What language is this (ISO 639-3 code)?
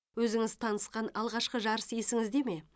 kaz